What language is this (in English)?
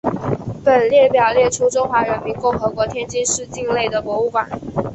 Chinese